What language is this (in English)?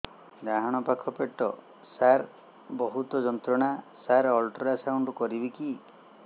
Odia